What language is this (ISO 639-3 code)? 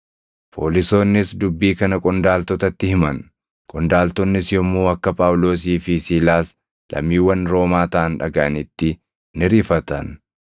orm